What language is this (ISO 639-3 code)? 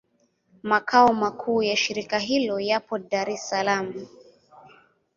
swa